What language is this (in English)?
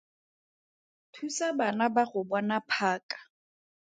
Tswana